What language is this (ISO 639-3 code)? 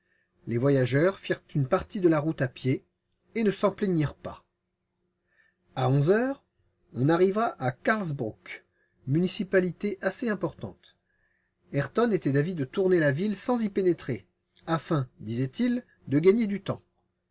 fra